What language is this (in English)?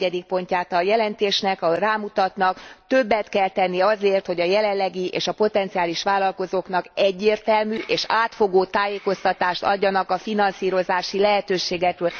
Hungarian